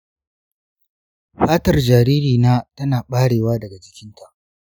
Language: Hausa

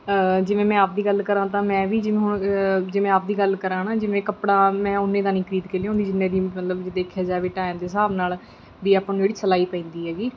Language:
Punjabi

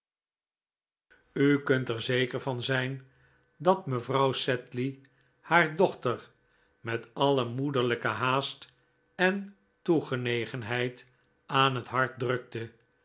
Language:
Dutch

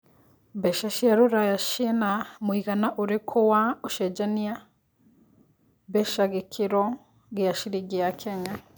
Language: Kikuyu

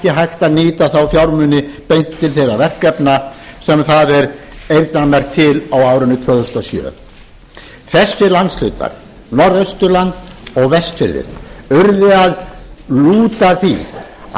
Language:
Icelandic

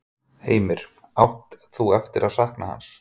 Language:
Icelandic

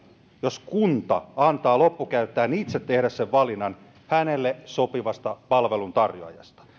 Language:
Finnish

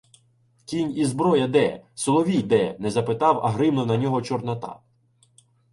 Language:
Ukrainian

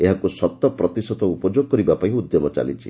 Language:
Odia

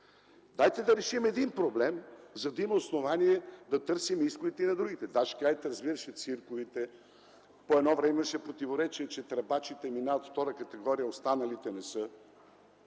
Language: Bulgarian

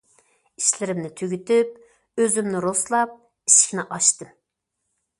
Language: Uyghur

